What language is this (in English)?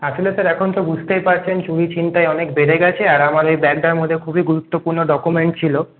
Bangla